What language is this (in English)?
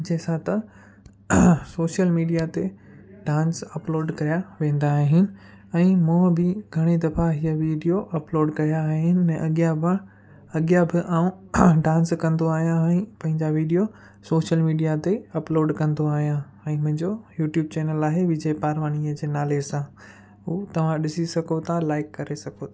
Sindhi